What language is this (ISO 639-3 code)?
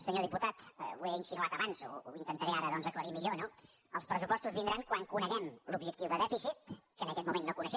cat